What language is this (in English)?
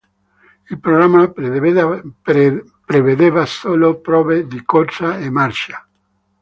Italian